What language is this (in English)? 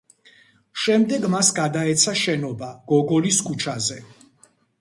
Georgian